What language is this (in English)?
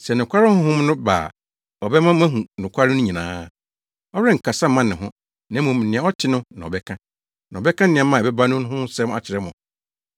Akan